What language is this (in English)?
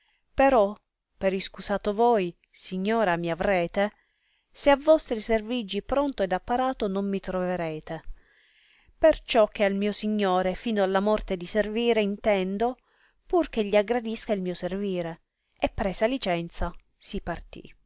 Italian